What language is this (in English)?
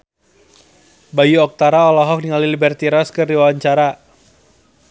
Sundanese